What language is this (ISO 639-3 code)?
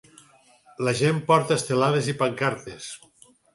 cat